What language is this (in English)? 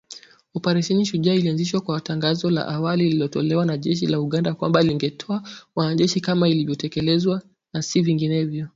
Swahili